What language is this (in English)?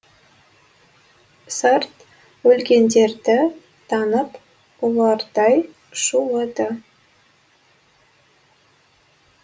Kazakh